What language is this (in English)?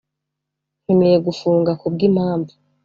Kinyarwanda